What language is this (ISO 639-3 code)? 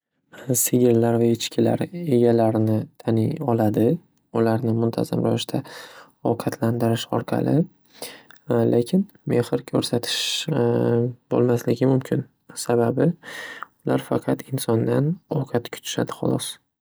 uzb